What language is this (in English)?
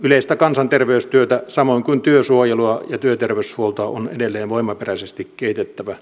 Finnish